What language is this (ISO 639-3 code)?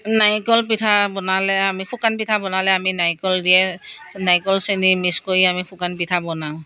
asm